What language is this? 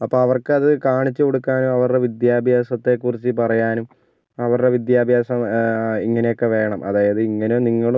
Malayalam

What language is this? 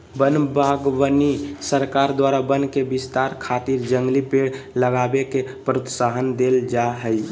Magahi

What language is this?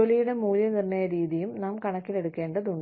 Malayalam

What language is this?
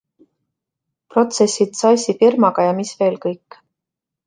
Estonian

